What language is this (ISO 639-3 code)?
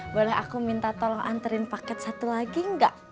ind